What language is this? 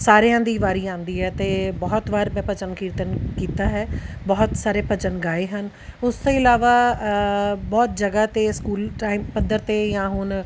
Punjabi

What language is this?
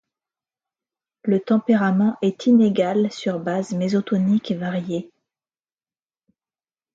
French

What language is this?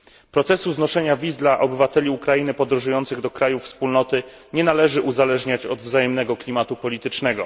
Polish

